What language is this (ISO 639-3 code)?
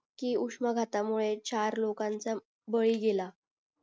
mar